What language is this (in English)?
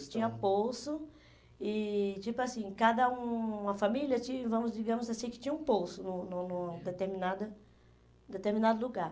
Portuguese